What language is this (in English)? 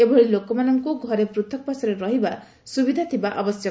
Odia